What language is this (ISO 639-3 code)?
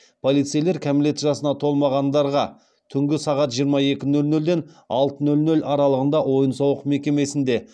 kaz